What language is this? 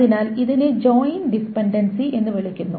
Malayalam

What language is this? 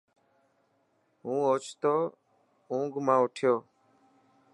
Dhatki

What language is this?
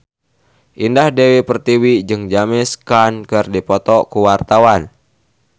Sundanese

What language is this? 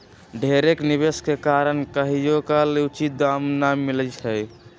Magahi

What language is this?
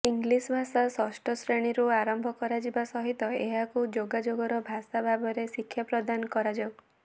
Odia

